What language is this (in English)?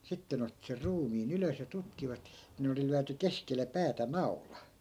Finnish